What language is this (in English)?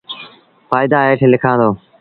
Sindhi Bhil